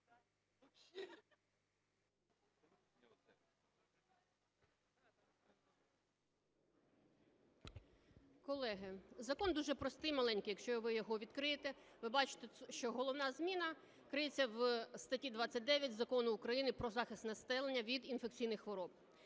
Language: Ukrainian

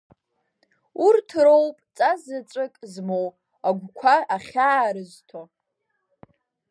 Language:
Abkhazian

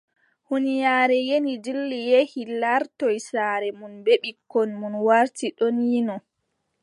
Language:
Adamawa Fulfulde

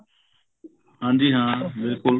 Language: Punjabi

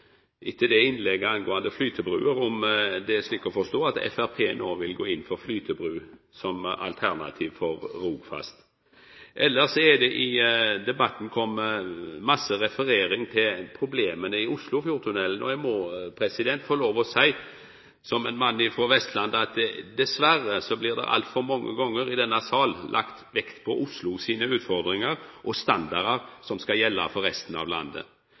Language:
Norwegian Nynorsk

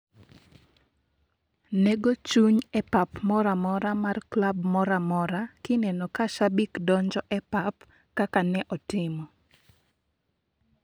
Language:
Luo (Kenya and Tanzania)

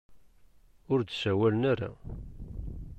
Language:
Kabyle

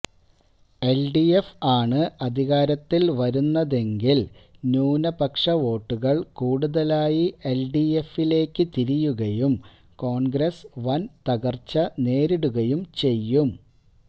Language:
Malayalam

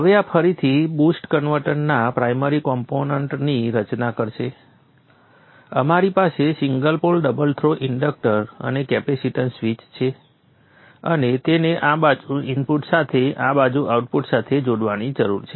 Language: Gujarati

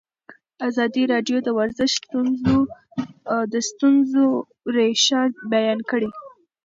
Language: Pashto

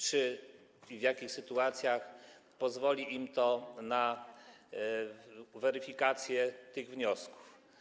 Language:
Polish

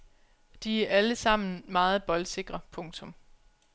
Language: Danish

